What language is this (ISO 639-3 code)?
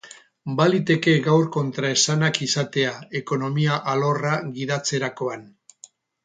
eus